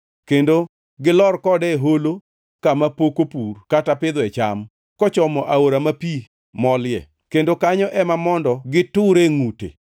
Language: Luo (Kenya and Tanzania)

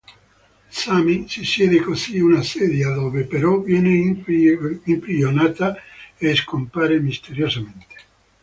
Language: Italian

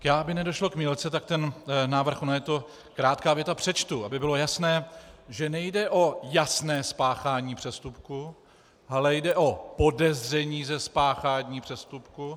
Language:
Czech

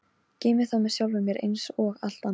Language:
Icelandic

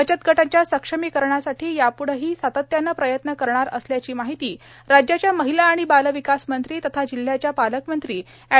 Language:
Marathi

